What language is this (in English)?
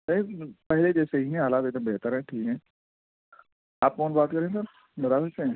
Urdu